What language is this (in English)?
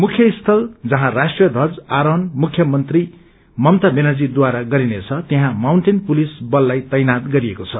Nepali